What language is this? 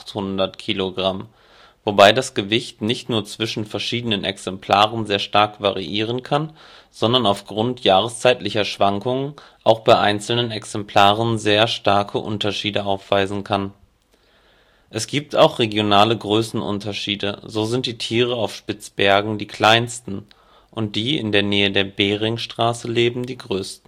German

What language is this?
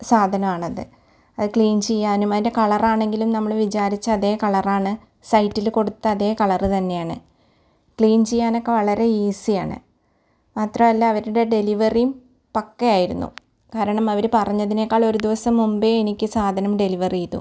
Malayalam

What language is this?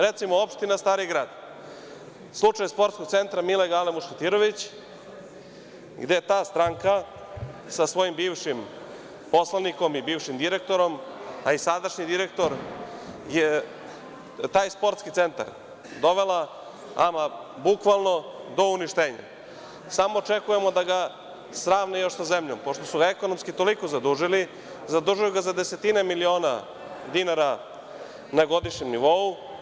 Serbian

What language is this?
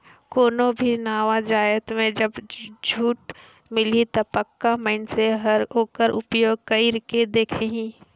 Chhattisgarhi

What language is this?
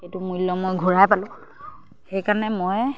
Assamese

